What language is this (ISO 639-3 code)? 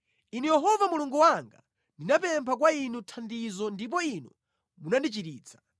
nya